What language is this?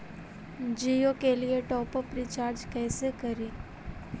Magahi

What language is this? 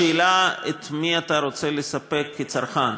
Hebrew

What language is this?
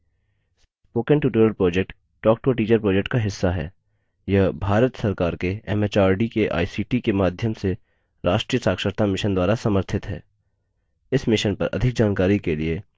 Hindi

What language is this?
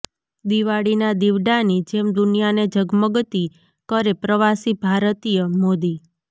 Gujarati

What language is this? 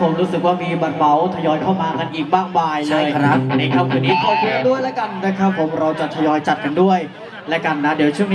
Thai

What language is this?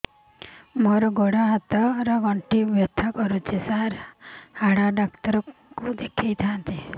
Odia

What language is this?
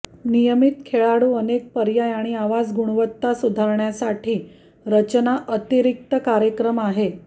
Marathi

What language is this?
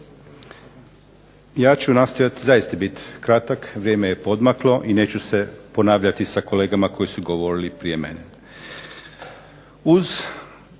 Croatian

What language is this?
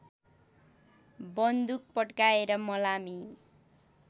Nepali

